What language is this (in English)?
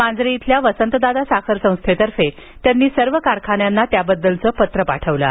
Marathi